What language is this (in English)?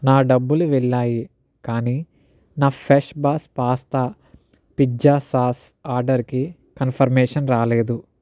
Telugu